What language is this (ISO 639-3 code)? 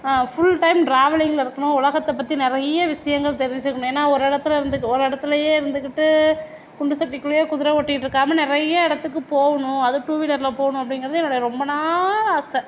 tam